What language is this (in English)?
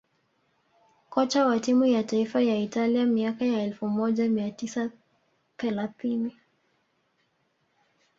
Swahili